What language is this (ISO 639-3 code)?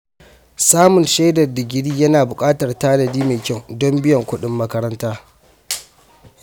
hau